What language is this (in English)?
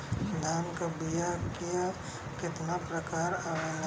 Bhojpuri